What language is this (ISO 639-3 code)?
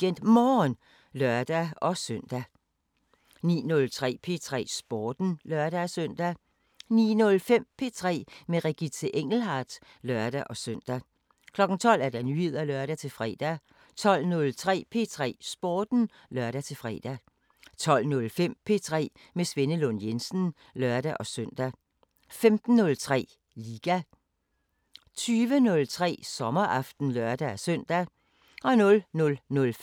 dan